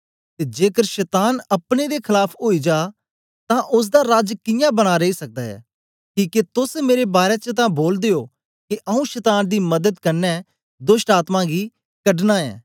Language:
Dogri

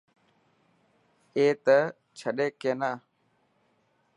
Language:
Dhatki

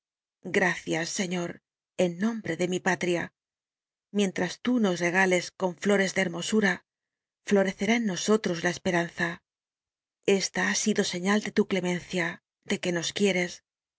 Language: Spanish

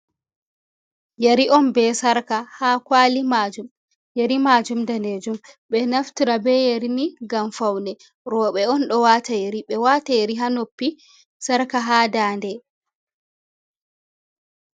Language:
Fula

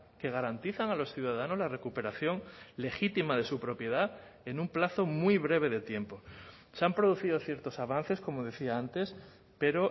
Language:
Spanish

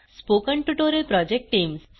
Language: Marathi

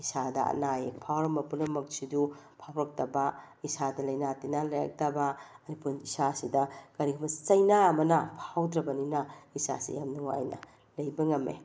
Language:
Manipuri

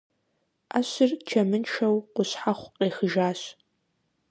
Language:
Kabardian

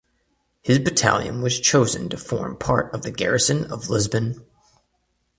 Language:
English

